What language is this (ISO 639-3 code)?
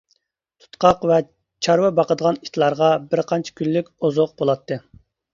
uig